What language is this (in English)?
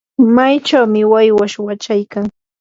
Yanahuanca Pasco Quechua